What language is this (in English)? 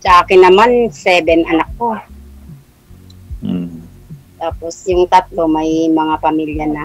Filipino